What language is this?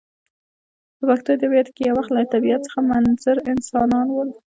Pashto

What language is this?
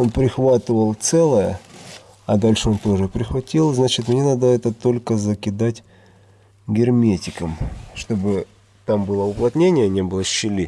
Russian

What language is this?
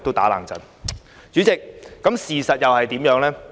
Cantonese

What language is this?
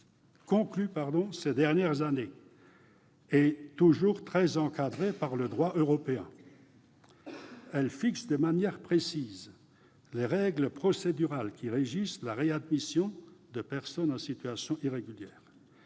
French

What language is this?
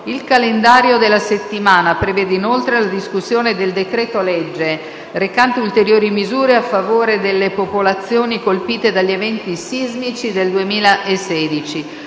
Italian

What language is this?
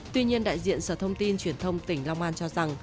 Vietnamese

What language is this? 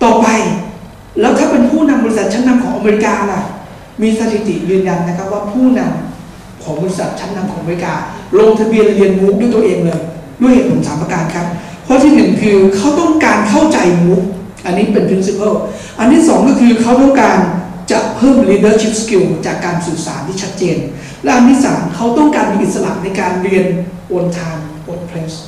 Thai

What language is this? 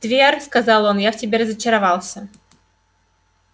Russian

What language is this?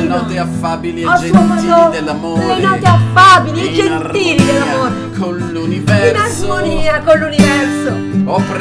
Italian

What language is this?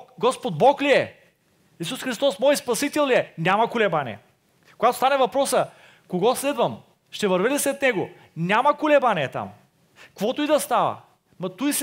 Bulgarian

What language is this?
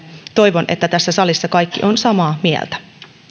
Finnish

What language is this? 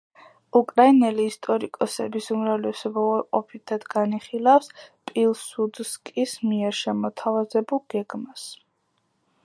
Georgian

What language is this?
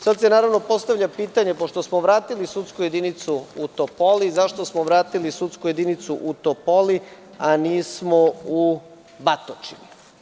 Serbian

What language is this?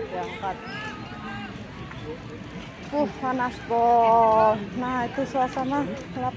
Indonesian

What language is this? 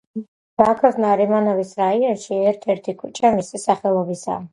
Georgian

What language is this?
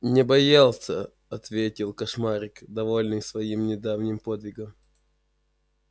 Russian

